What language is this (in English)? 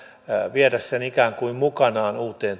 Finnish